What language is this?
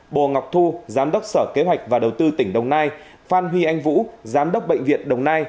Vietnamese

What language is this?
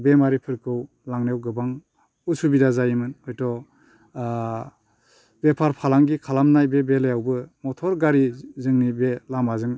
Bodo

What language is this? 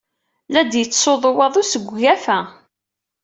Kabyle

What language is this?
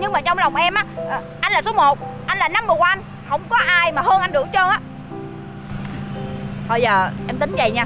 Vietnamese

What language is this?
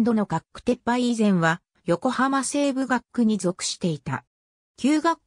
Japanese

